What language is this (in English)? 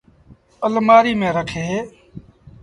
Sindhi Bhil